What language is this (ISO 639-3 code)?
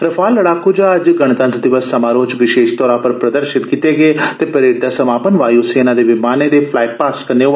doi